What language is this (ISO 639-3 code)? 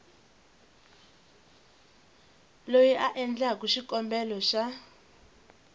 tso